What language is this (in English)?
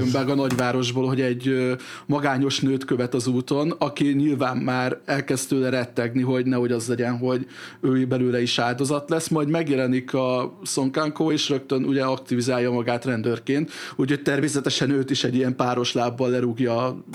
Hungarian